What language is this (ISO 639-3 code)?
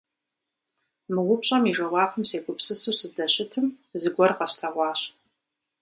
kbd